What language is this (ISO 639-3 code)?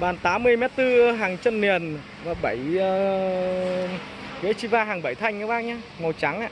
vie